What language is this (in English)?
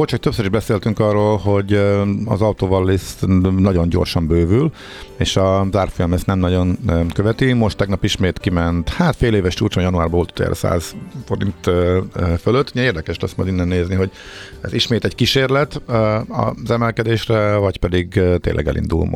Hungarian